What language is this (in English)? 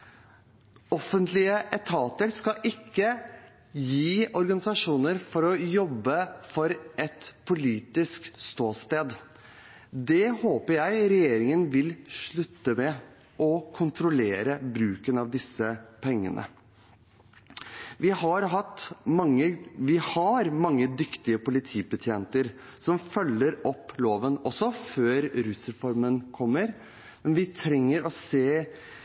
Norwegian Bokmål